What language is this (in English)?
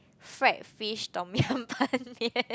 English